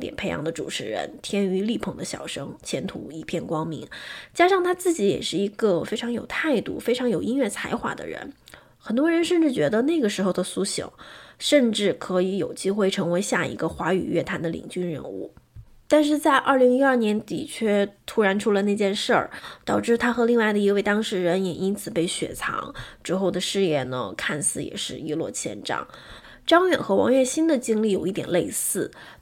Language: Chinese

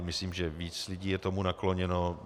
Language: Czech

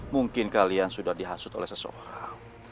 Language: Indonesian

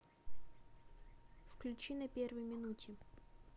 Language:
Russian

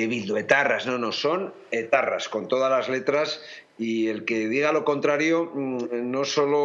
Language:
Spanish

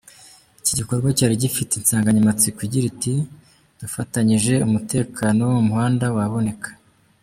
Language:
Kinyarwanda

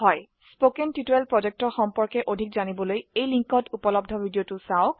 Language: Assamese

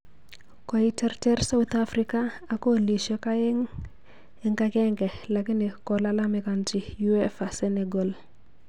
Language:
Kalenjin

